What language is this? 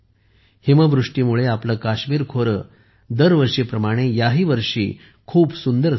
Marathi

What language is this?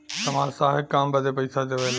Bhojpuri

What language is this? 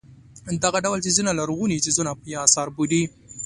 Pashto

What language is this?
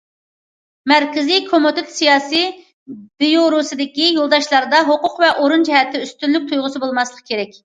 Uyghur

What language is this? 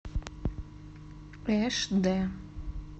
Russian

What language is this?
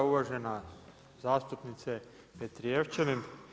Croatian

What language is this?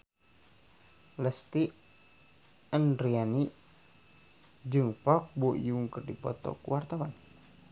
Sundanese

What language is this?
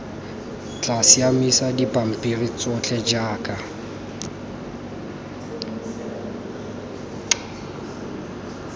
Tswana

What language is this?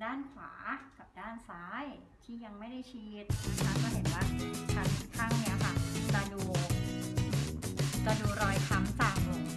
Thai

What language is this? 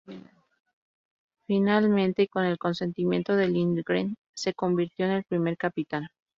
Spanish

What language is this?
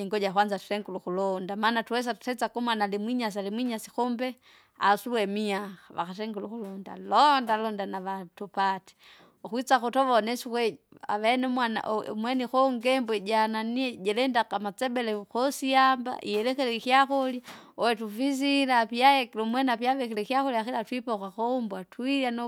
Kinga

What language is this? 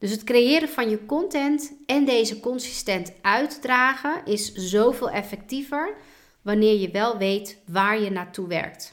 Dutch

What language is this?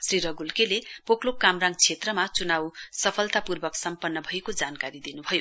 Nepali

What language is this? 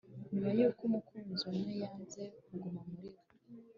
Kinyarwanda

